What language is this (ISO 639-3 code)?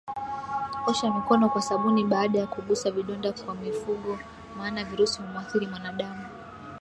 swa